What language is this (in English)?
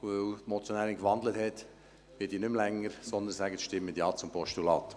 Swiss German